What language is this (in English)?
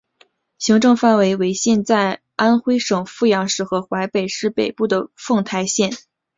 Chinese